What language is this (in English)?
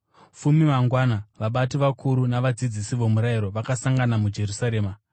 Shona